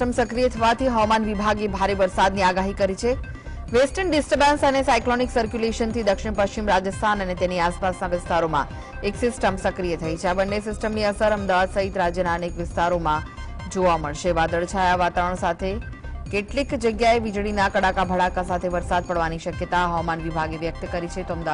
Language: Hindi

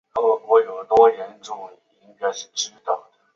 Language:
Chinese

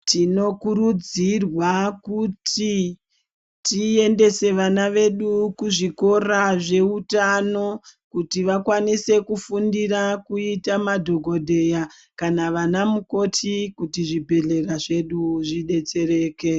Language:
Ndau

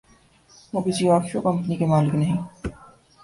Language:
Urdu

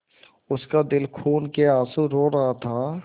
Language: Hindi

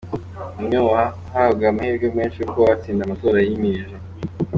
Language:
Kinyarwanda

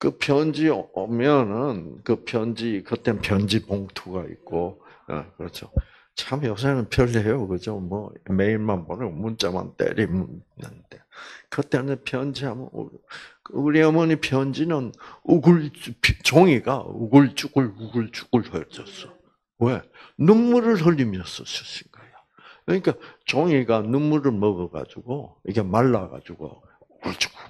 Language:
Korean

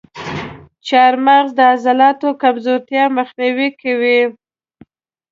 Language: Pashto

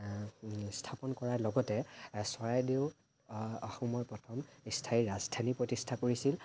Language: Assamese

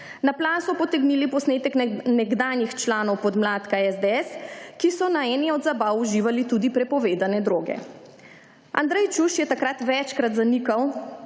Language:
Slovenian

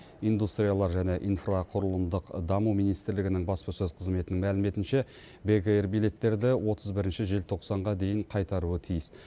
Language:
Kazakh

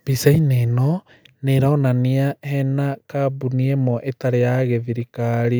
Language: Kikuyu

